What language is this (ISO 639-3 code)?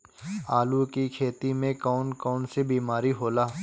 bho